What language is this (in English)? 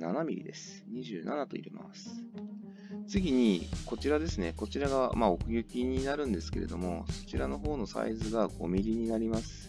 Japanese